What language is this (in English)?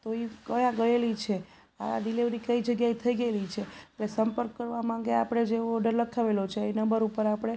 Gujarati